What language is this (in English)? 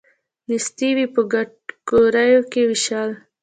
Pashto